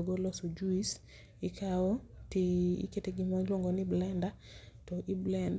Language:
Luo (Kenya and Tanzania)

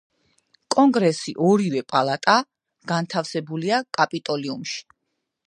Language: Georgian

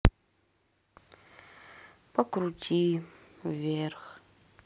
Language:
Russian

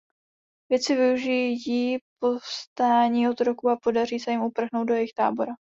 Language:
Czech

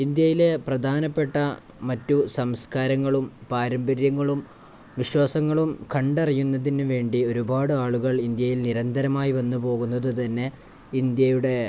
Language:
Malayalam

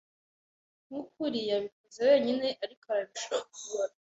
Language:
Kinyarwanda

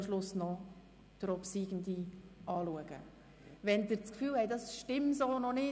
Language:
Swiss German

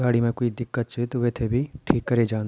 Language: Garhwali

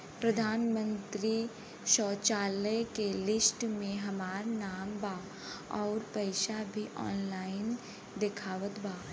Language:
Bhojpuri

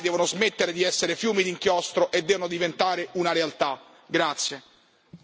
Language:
Italian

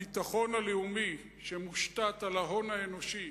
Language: Hebrew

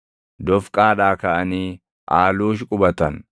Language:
Oromo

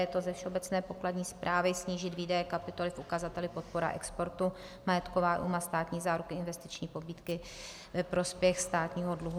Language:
Czech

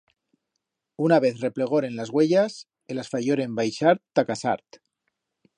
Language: Aragonese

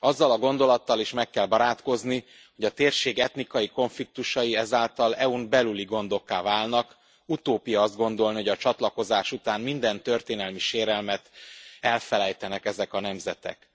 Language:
Hungarian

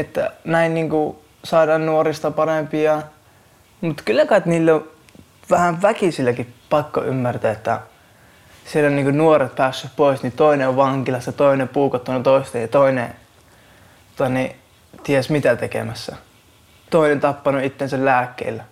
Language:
Finnish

